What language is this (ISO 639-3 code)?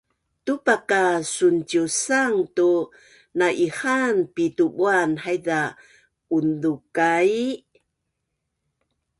bnn